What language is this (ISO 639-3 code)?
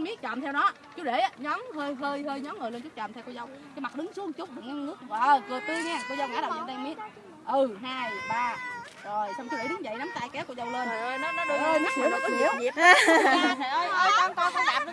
vie